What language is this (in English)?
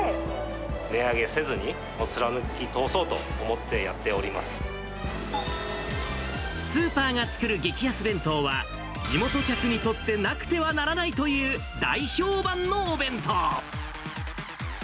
Japanese